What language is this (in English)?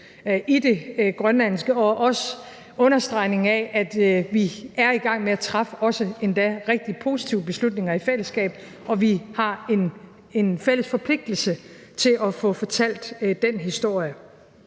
Danish